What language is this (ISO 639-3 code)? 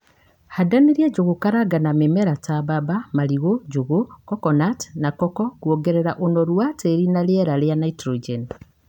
kik